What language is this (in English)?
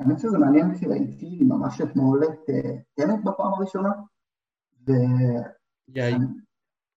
Hebrew